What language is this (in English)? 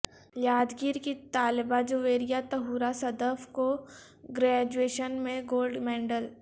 Urdu